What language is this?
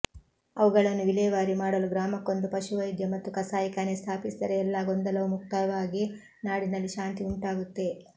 Kannada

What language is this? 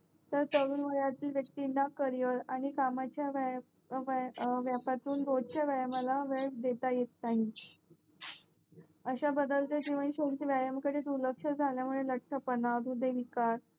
Marathi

